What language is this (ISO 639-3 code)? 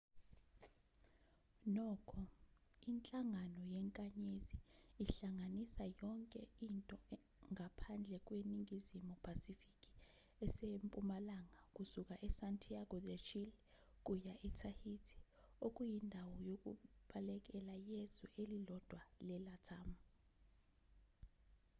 zul